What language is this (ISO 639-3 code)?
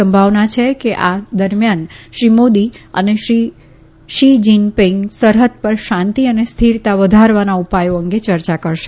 guj